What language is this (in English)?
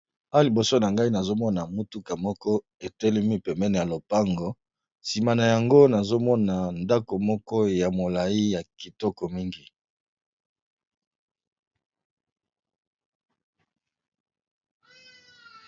Lingala